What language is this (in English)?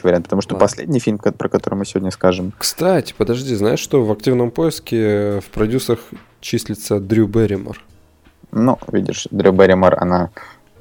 Russian